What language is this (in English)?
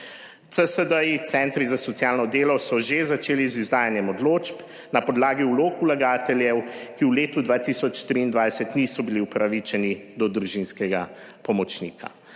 Slovenian